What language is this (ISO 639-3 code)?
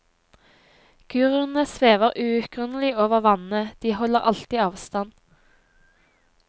nor